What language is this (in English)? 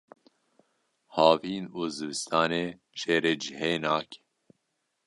Kurdish